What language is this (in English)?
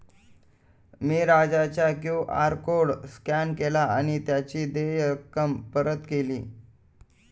Marathi